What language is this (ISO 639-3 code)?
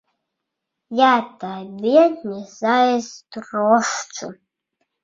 bel